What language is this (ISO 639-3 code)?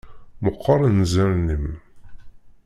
kab